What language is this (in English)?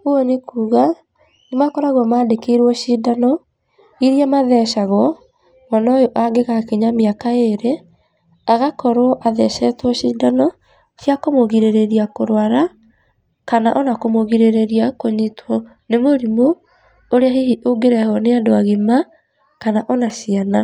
Kikuyu